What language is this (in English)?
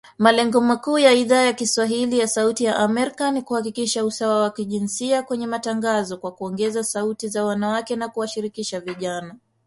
Swahili